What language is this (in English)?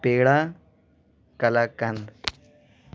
Urdu